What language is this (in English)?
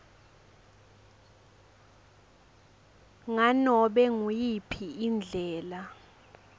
Swati